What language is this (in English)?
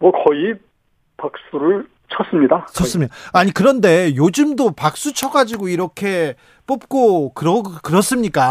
Korean